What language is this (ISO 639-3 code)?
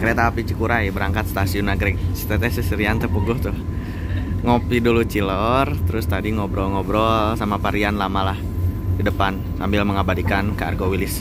ind